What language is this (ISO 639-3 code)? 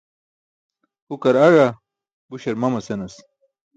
bsk